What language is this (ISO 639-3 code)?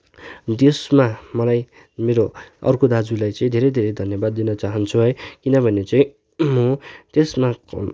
nep